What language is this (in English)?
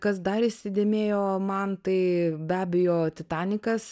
Lithuanian